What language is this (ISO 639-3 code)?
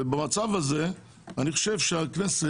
heb